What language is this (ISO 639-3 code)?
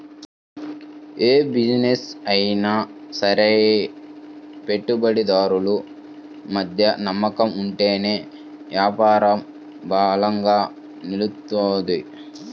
tel